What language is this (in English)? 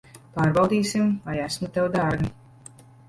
Latvian